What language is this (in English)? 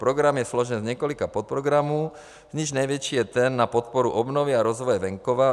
Czech